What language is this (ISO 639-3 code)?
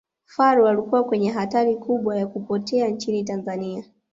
swa